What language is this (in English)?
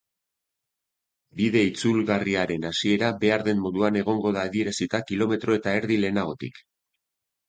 Basque